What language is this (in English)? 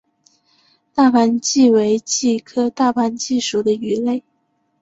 Chinese